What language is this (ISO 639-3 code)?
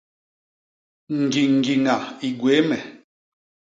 bas